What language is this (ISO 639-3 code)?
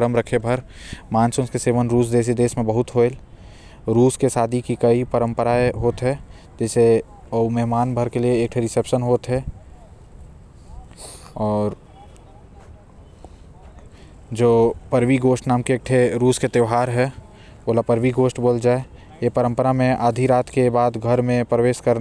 kfp